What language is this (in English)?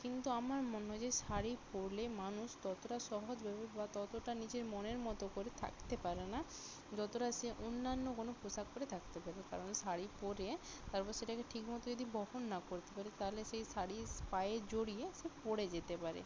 Bangla